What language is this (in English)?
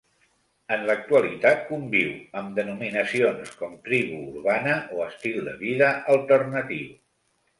Catalan